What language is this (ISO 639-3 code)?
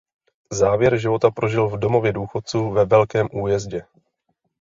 ces